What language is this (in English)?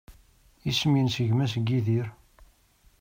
Kabyle